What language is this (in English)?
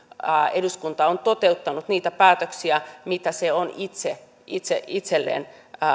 Finnish